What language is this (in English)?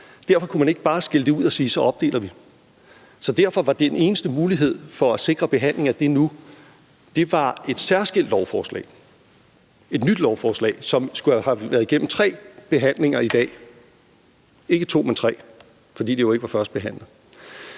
Danish